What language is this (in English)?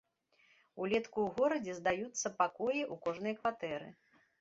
Belarusian